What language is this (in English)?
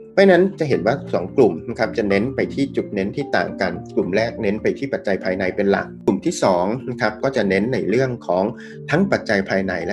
Thai